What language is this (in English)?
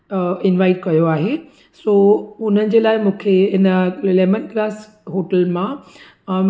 Sindhi